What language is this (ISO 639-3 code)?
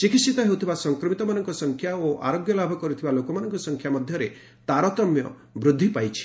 ori